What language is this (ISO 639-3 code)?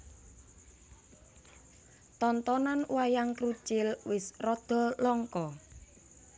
jav